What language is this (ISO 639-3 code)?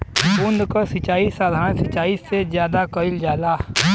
bho